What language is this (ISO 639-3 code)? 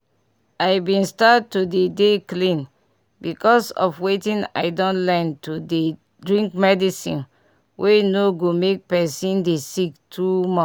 pcm